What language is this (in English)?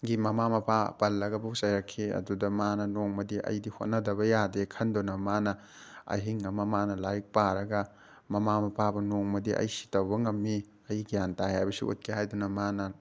Manipuri